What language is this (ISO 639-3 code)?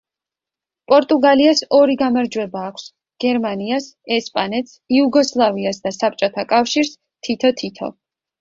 kat